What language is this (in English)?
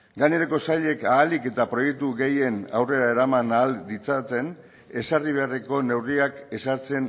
Basque